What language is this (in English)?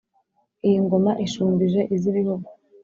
Kinyarwanda